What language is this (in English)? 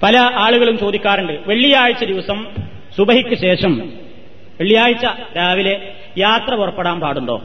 Malayalam